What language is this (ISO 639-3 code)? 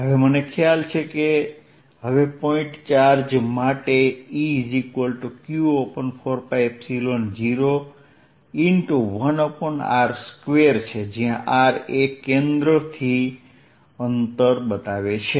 guj